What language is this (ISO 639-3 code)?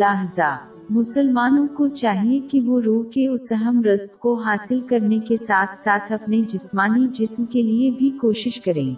urd